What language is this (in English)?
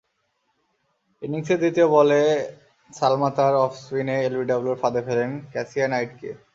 Bangla